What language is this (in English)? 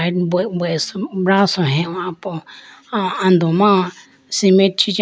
Idu-Mishmi